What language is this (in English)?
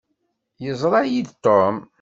Kabyle